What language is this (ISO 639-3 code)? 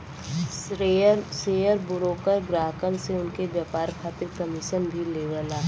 bho